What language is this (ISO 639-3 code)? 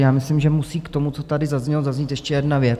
ces